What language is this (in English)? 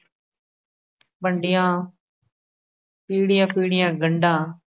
Punjabi